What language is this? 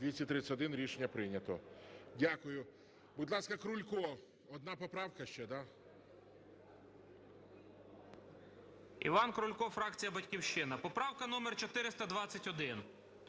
Ukrainian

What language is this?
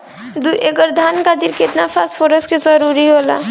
Bhojpuri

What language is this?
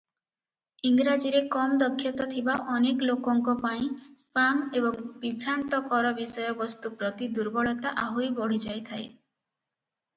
Odia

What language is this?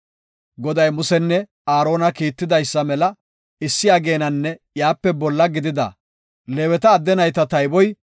Gofa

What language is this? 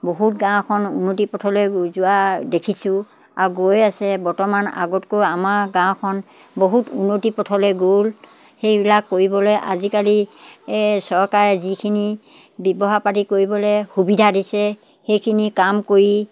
Assamese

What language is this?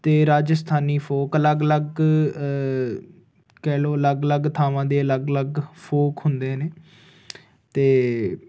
Punjabi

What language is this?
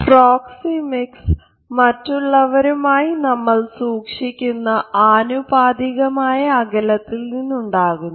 Malayalam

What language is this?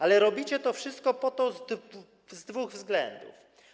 Polish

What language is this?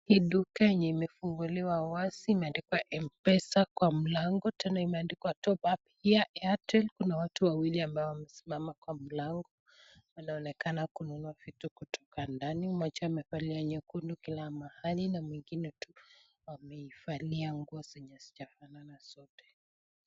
Swahili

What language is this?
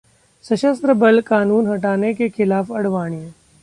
Hindi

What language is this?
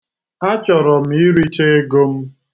Igbo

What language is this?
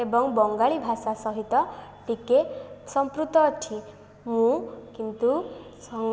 Odia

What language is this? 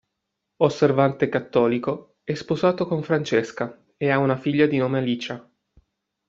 Italian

